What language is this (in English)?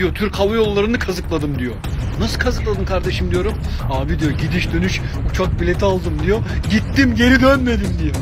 Turkish